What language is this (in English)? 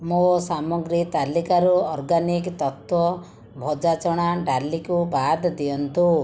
Odia